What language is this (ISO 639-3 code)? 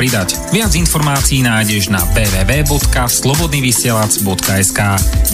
slk